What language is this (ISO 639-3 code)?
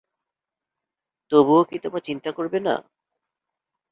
ben